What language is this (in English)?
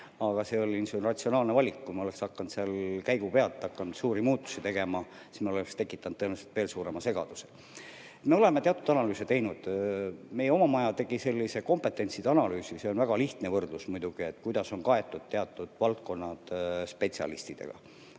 Estonian